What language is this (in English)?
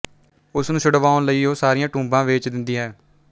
Punjabi